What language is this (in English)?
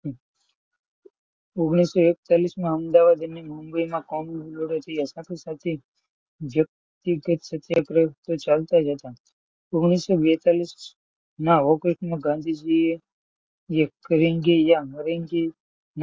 Gujarati